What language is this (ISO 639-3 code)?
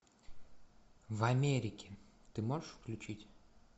rus